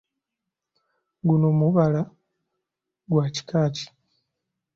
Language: Ganda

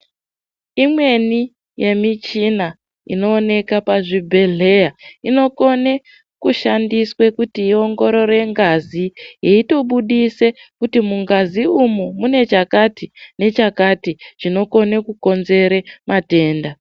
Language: Ndau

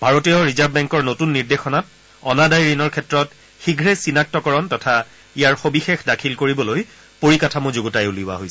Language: Assamese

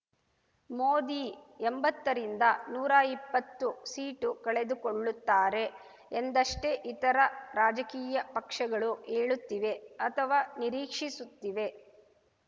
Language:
Kannada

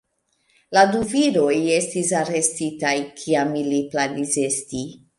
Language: Esperanto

